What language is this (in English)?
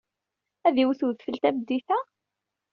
Kabyle